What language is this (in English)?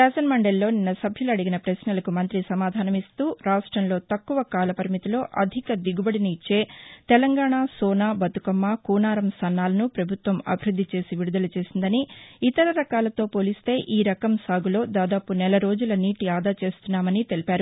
Telugu